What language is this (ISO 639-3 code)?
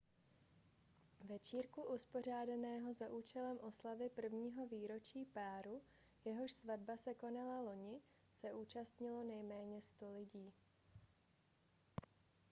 ces